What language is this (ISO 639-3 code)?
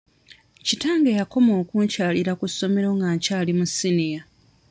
lug